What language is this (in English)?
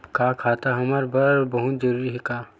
Chhattisgarhi